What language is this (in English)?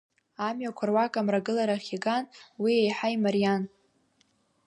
Abkhazian